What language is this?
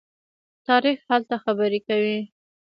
Pashto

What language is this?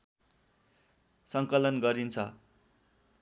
Nepali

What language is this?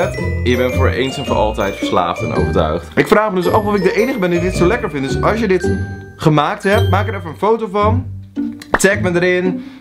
Dutch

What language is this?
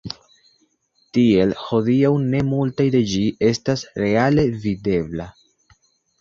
Esperanto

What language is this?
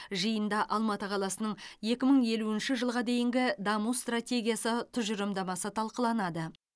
Kazakh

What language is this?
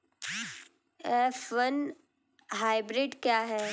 Hindi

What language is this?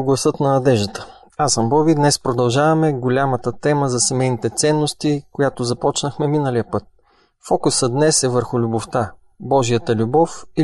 Bulgarian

